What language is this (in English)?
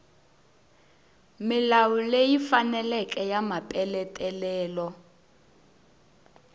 Tsonga